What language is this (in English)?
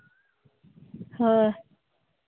Santali